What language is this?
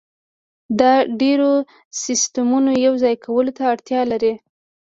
Pashto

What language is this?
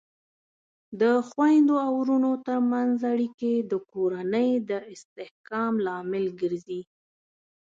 Pashto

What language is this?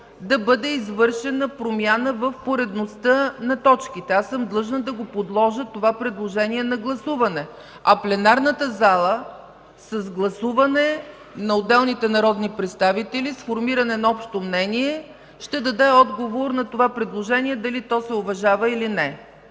Bulgarian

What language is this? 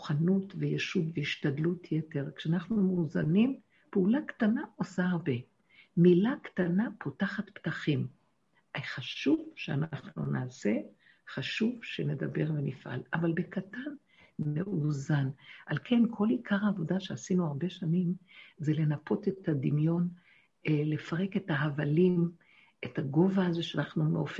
Hebrew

